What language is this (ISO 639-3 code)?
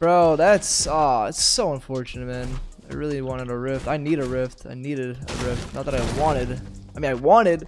eng